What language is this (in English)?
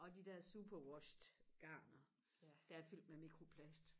Danish